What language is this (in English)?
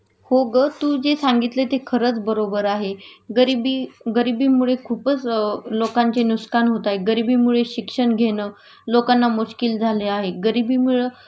Marathi